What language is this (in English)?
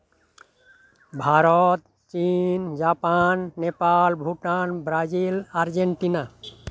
Santali